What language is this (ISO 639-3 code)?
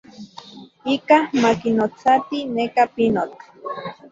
ncx